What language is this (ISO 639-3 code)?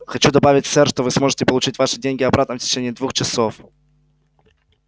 rus